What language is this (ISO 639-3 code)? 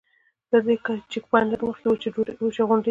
pus